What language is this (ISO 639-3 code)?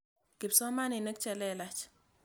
kln